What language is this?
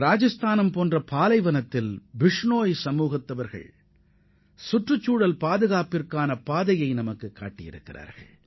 Tamil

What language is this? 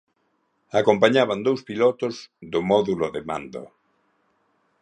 Galician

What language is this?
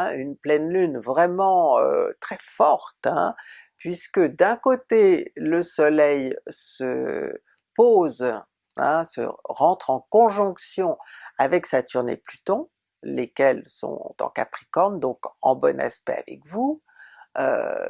French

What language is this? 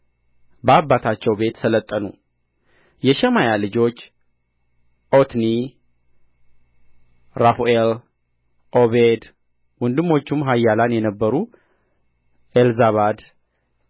Amharic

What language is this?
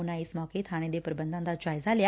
Punjabi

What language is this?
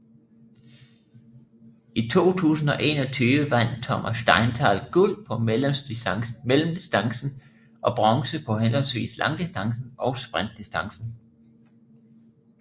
Danish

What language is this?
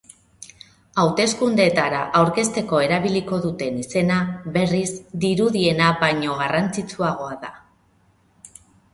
Basque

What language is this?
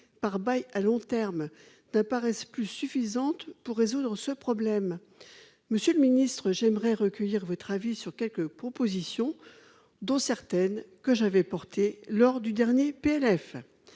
French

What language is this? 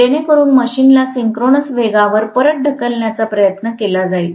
Marathi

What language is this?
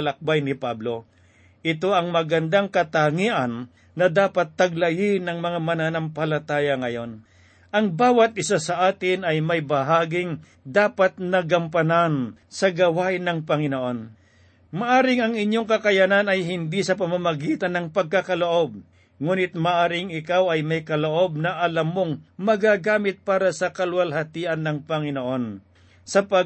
Filipino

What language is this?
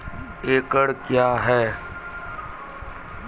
Maithili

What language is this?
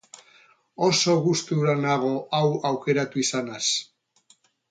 Basque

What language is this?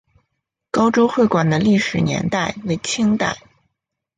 Chinese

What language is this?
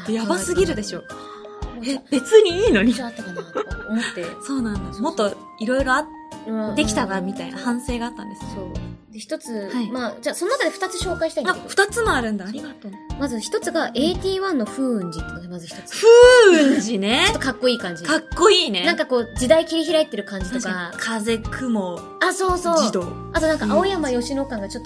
Japanese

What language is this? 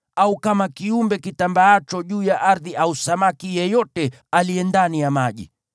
Swahili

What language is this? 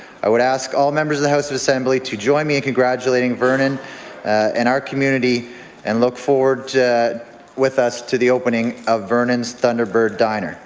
English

